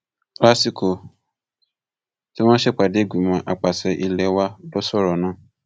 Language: Yoruba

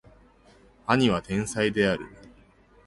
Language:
Japanese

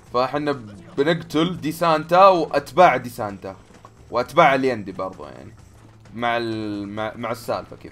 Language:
Arabic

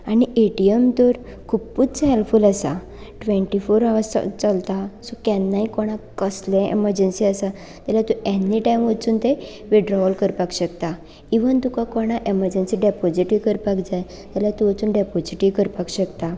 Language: Konkani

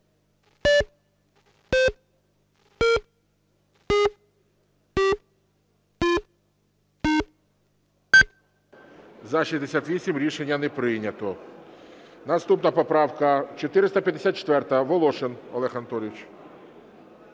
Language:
Ukrainian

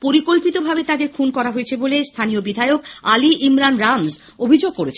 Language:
Bangla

